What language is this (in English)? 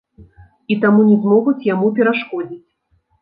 Belarusian